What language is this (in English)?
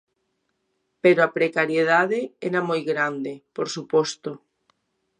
Galician